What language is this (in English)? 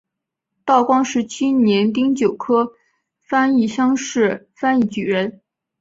Chinese